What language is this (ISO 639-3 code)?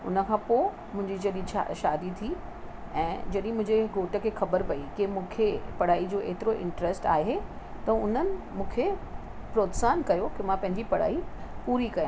snd